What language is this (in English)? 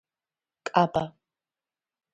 Georgian